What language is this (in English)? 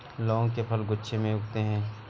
Hindi